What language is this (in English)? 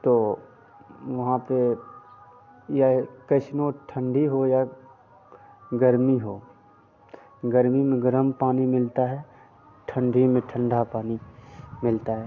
Hindi